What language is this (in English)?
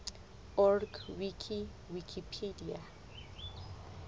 Southern Sotho